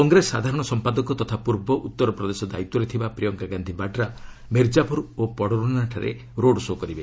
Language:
Odia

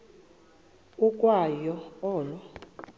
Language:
Xhosa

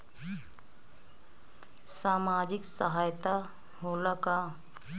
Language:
Bhojpuri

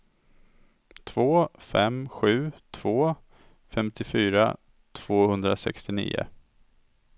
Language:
Swedish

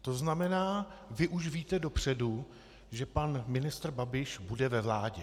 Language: Czech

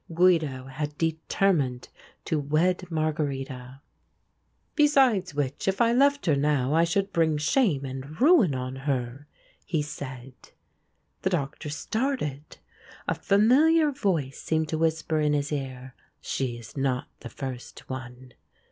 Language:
English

